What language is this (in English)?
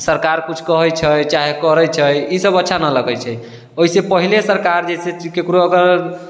Maithili